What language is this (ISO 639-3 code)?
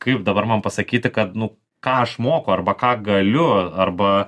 lit